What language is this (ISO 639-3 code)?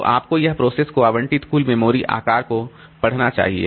hin